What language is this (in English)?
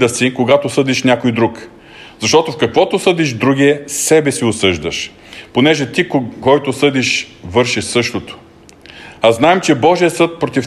Bulgarian